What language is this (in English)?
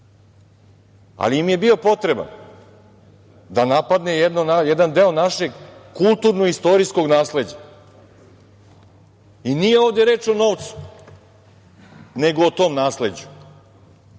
Serbian